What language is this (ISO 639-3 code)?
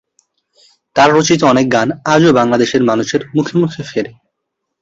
ben